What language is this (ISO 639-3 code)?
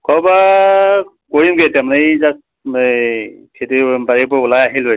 asm